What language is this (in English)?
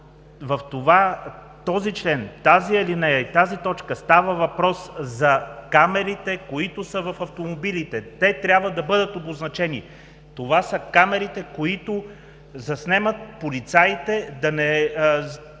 Bulgarian